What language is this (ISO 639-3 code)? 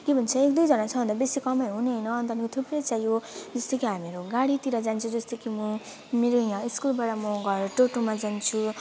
nep